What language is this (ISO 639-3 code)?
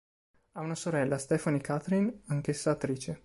ita